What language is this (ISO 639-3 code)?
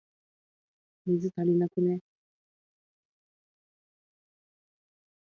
jpn